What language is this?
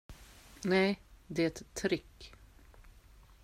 Swedish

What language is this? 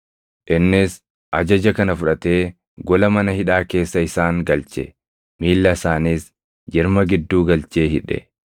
Oromo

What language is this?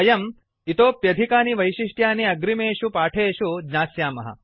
Sanskrit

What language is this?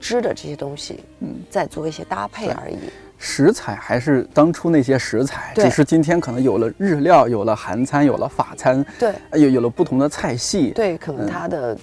Chinese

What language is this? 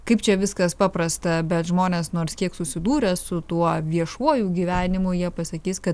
Lithuanian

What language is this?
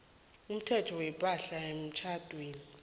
South Ndebele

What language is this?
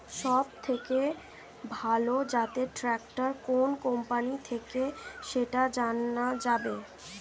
Bangla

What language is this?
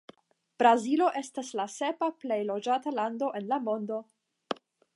Esperanto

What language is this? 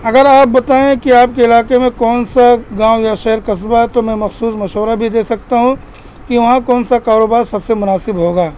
Urdu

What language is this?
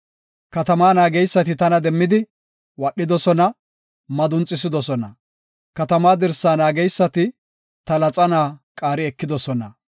Gofa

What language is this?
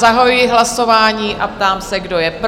Czech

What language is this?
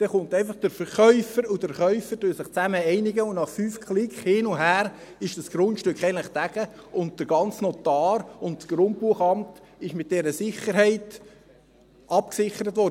Swiss German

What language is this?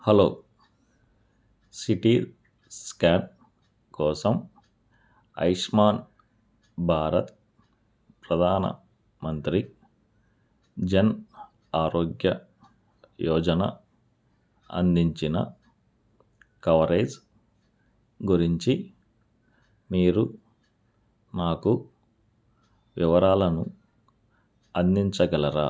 Telugu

